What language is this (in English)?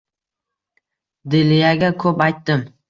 Uzbek